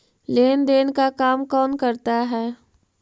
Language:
Magahi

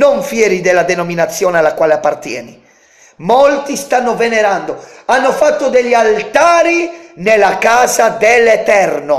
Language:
Italian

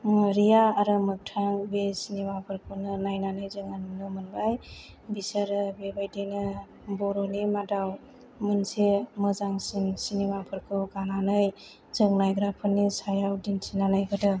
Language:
Bodo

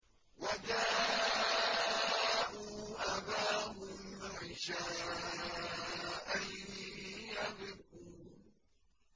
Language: Arabic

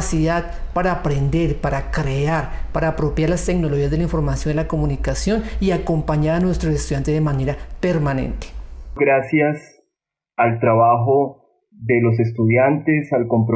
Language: Spanish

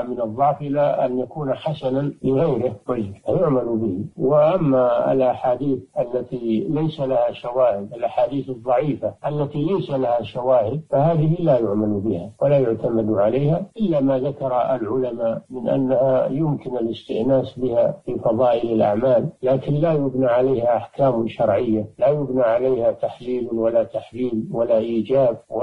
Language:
Arabic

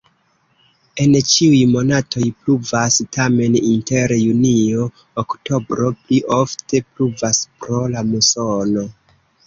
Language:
Esperanto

